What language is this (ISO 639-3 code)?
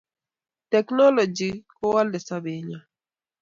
kln